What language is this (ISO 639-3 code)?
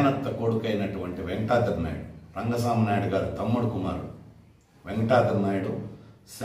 tel